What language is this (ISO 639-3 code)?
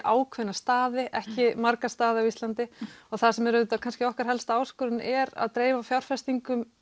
isl